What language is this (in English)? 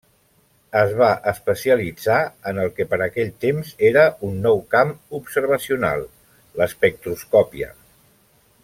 Catalan